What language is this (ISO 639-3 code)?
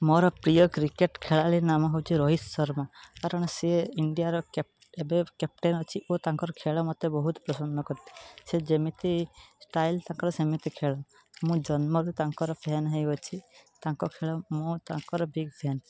ori